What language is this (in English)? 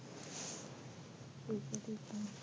Punjabi